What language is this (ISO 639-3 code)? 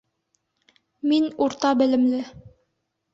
bak